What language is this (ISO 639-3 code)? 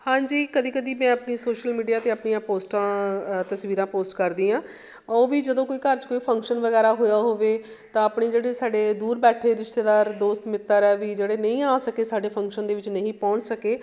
pan